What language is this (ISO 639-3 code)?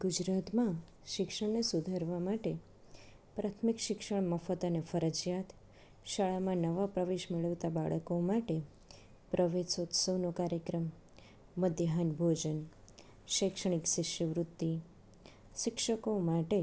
guj